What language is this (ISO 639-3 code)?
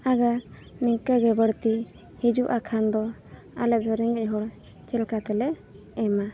sat